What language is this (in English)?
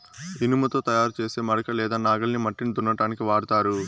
Telugu